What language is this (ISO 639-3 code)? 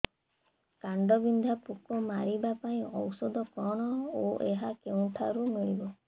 ori